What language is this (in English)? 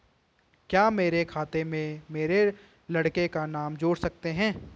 Hindi